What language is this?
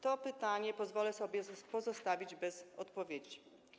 Polish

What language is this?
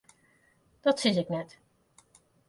Western Frisian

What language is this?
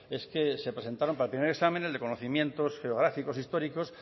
Spanish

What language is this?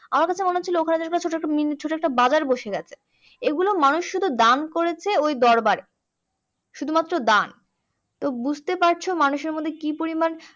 Bangla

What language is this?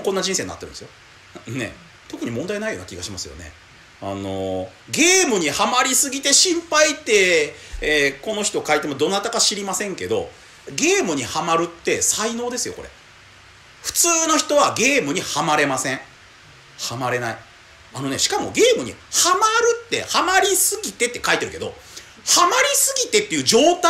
Japanese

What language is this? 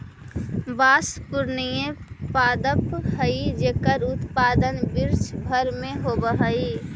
Magahi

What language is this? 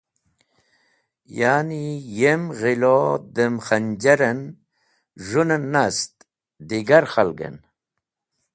Wakhi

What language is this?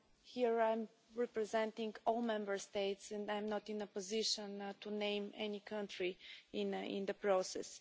English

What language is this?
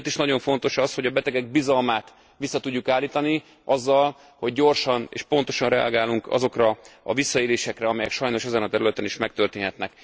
Hungarian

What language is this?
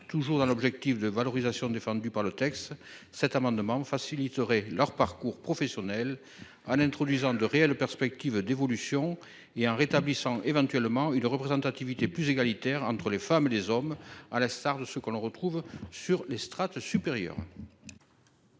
French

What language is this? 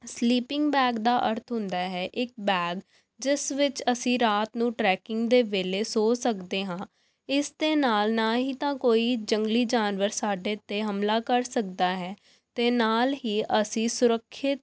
Punjabi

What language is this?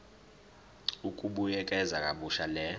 Zulu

